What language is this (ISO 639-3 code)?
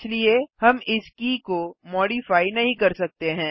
hin